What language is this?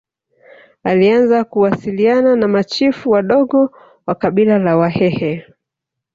Swahili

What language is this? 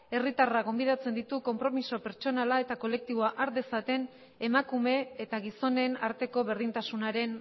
Basque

